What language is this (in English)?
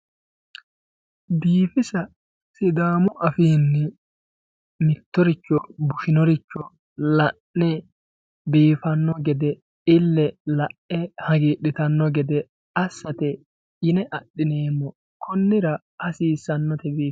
Sidamo